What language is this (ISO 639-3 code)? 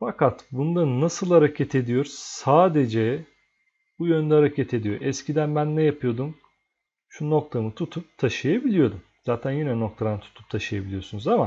tur